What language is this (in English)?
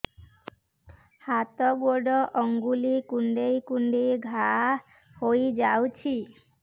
Odia